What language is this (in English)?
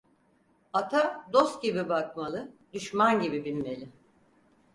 Turkish